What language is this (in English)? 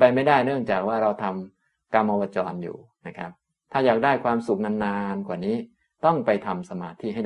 Thai